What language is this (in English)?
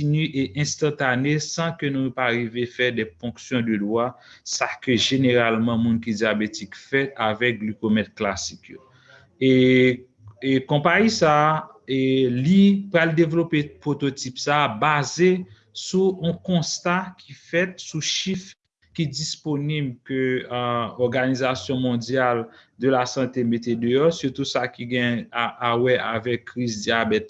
French